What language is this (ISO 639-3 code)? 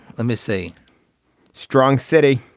eng